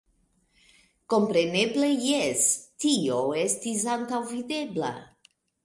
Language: Esperanto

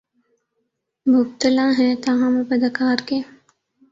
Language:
Urdu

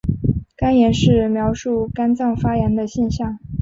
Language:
Chinese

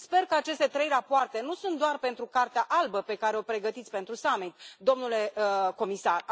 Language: Romanian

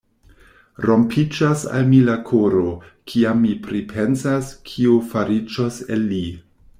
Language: Esperanto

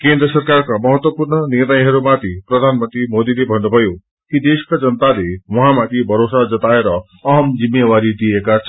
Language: Nepali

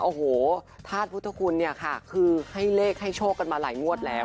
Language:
Thai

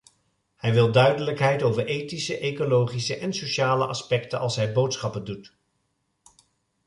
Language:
Dutch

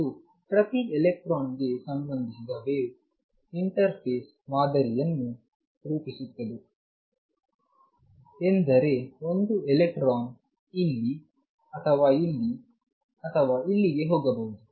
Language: Kannada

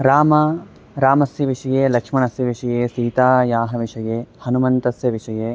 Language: Sanskrit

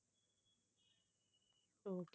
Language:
Tamil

